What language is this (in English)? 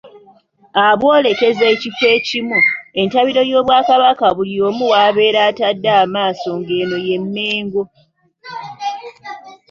Ganda